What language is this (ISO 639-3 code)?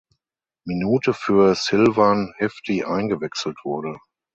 deu